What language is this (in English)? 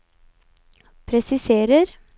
Norwegian